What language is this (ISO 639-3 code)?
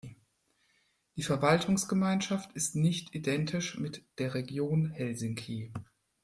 deu